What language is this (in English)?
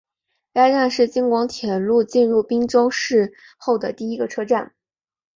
Chinese